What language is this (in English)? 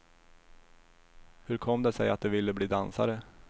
Swedish